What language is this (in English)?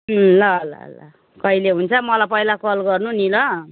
Nepali